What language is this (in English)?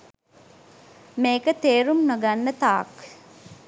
Sinhala